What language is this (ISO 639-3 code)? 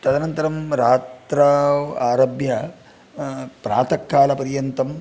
san